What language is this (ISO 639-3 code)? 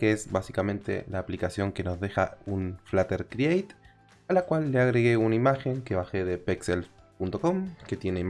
spa